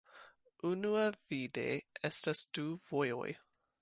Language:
Esperanto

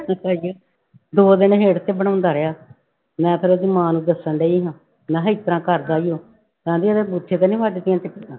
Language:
Punjabi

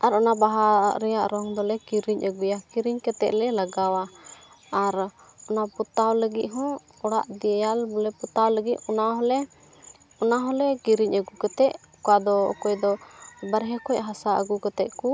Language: Santali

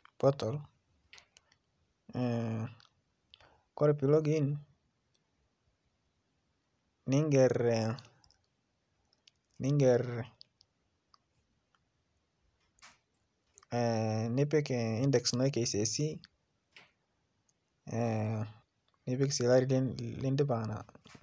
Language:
Masai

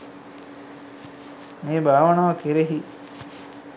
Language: Sinhala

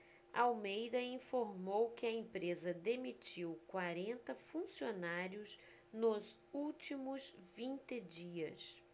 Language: Portuguese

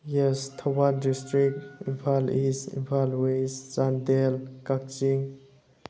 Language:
Manipuri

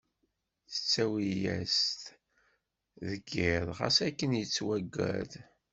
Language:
Kabyle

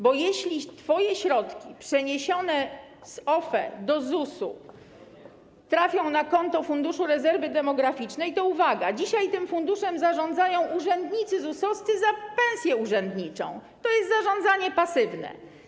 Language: Polish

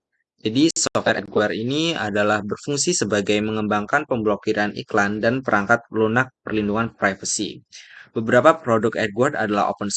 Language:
Indonesian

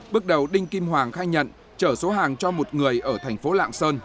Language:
Vietnamese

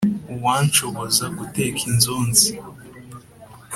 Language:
Kinyarwanda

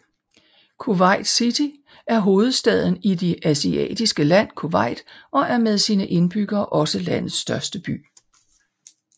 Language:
Danish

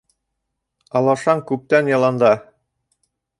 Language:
Bashkir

